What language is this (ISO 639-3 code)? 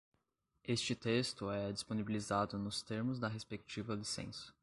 por